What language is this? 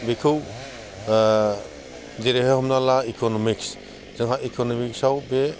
Bodo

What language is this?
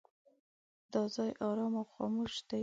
Pashto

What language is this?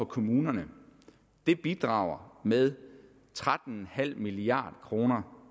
Danish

